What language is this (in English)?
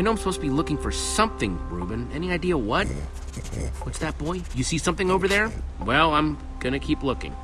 English